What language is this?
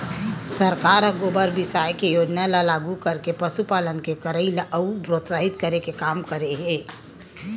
Chhattisgarhi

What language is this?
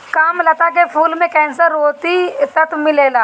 Bhojpuri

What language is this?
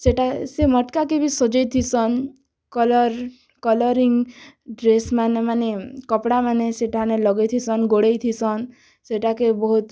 Odia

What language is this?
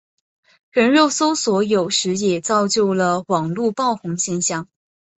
Chinese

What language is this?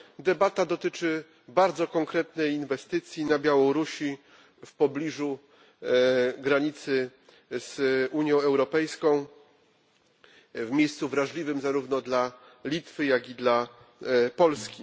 Polish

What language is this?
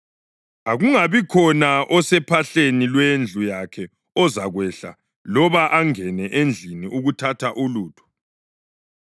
North Ndebele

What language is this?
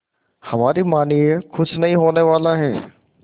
Hindi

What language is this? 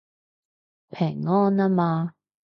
Cantonese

